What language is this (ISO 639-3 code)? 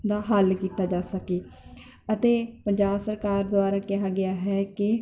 pan